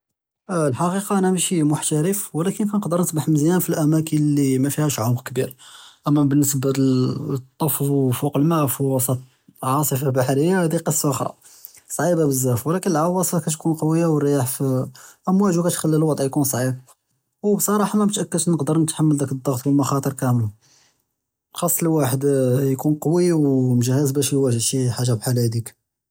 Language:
Judeo-Arabic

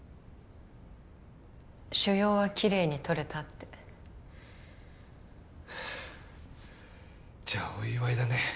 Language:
Japanese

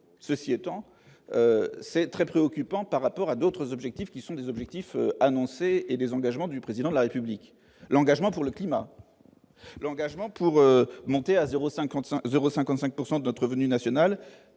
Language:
French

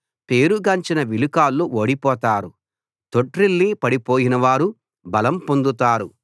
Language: Telugu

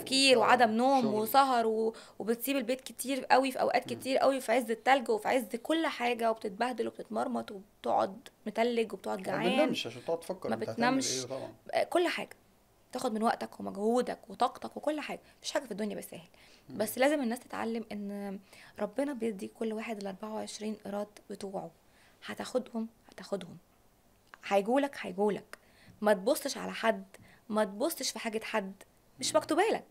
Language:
Arabic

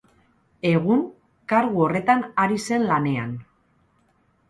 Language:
Basque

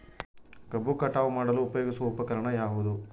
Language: Kannada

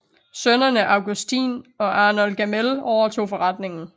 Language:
Danish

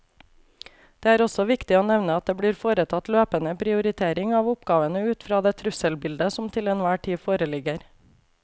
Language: Norwegian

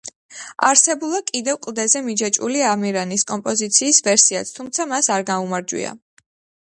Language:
Georgian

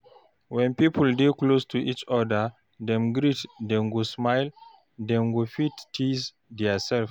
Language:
Nigerian Pidgin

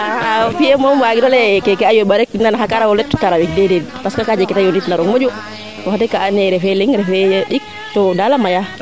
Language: Serer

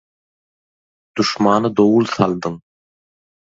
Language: Turkmen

